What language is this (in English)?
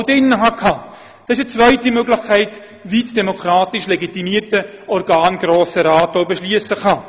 Swiss German